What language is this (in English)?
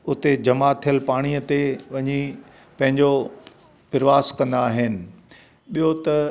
Sindhi